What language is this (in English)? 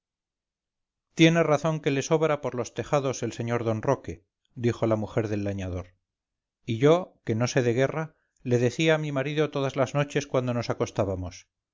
Spanish